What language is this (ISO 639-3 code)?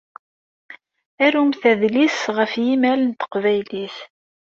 kab